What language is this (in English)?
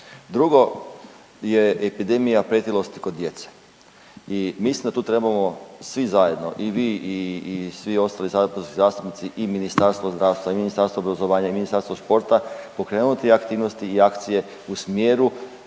Croatian